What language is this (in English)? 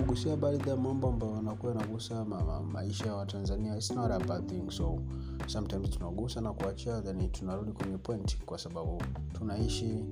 Swahili